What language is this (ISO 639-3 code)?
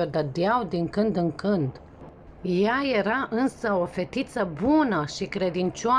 ron